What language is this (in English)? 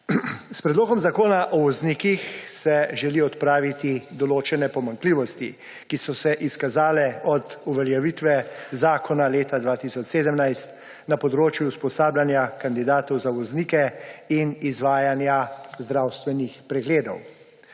Slovenian